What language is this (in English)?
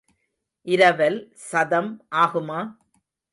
Tamil